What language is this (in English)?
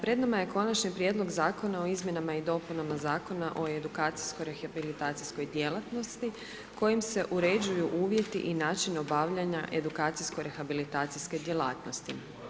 Croatian